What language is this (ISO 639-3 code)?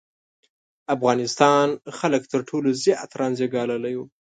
pus